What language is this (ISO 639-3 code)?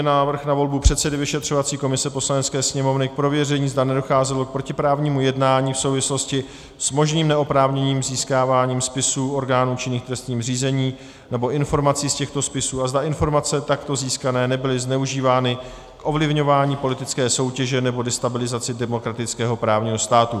ces